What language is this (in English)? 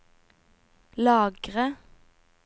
Norwegian